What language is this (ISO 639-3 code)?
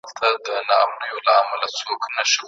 pus